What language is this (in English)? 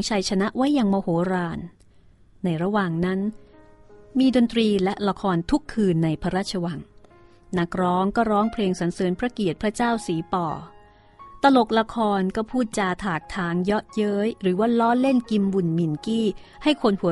Thai